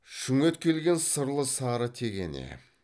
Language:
Kazakh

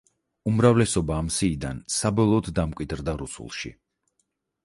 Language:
Georgian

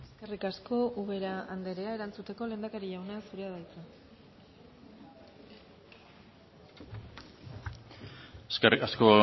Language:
Basque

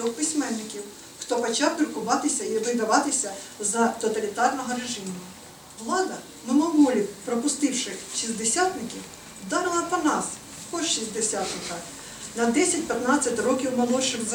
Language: Ukrainian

